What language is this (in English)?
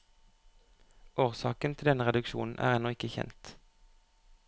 Norwegian